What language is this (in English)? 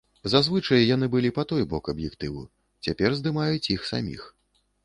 Belarusian